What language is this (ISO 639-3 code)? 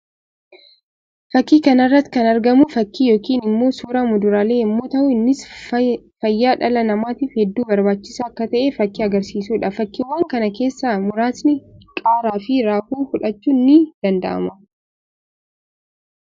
orm